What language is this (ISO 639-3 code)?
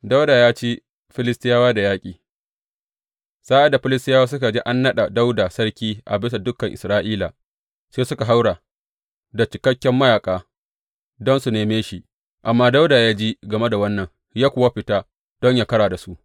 hau